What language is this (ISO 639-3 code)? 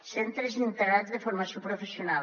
cat